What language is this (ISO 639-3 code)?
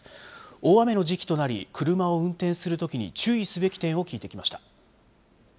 jpn